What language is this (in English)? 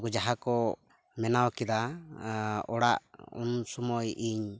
Santali